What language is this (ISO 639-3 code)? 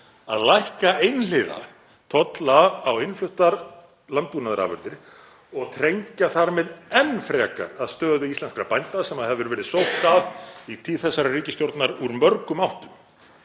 isl